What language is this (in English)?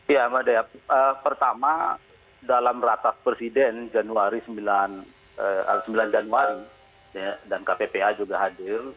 Indonesian